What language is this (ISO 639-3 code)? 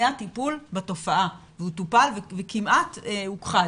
heb